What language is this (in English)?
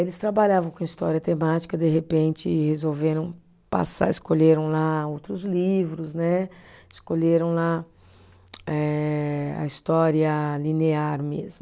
Portuguese